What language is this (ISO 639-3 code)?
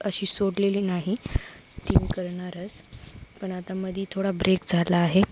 mar